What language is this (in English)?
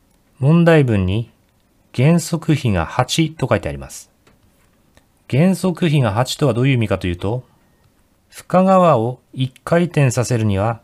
Japanese